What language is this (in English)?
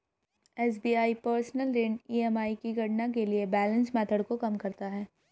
Hindi